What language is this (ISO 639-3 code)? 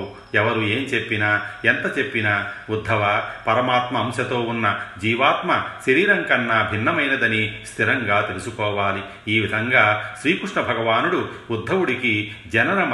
tel